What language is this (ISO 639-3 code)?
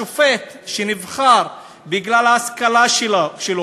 heb